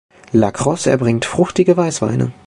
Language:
German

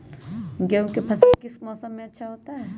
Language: Magahi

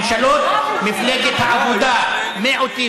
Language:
Hebrew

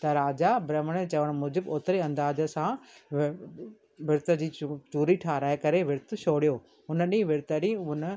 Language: Sindhi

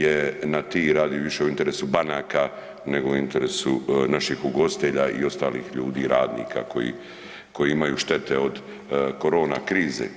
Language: Croatian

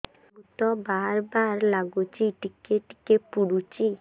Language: Odia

